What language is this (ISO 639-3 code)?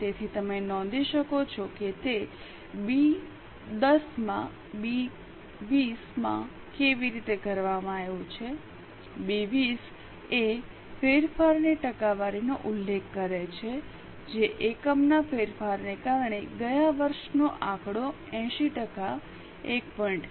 guj